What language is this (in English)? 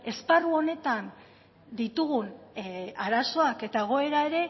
Basque